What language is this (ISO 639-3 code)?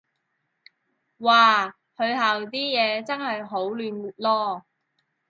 yue